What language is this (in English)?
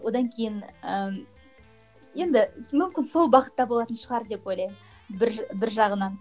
Kazakh